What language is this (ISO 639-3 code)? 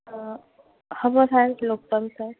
asm